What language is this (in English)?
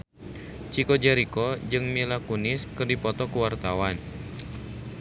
Sundanese